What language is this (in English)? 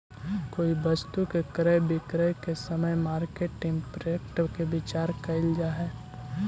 Magahi